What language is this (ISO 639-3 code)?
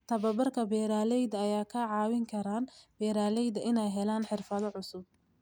som